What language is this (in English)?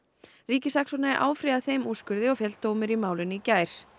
Icelandic